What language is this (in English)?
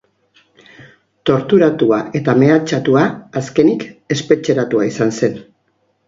Basque